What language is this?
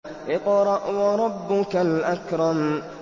Arabic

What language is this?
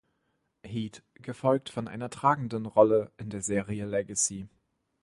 German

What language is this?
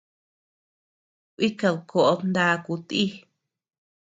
Tepeuxila Cuicatec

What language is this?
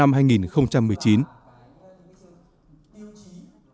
Vietnamese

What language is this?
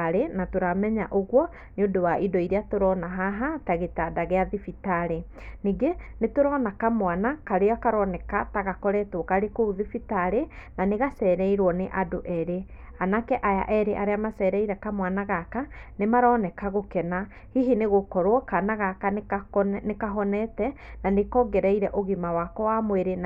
Kikuyu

